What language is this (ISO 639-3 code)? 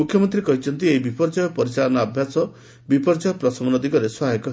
ori